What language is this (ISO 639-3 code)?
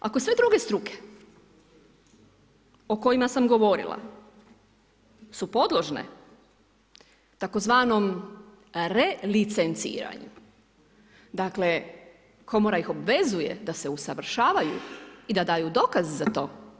hrv